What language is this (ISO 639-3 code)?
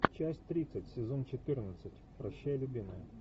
rus